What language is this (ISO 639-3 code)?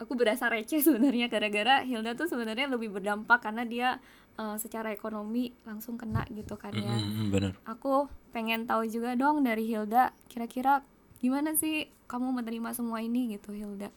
ind